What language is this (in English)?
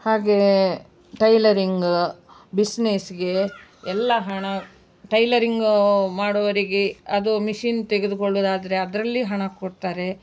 Kannada